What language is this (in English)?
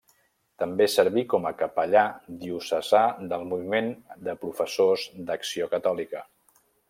Catalan